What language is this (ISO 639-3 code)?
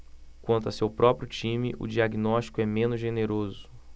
por